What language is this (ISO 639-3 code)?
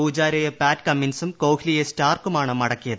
mal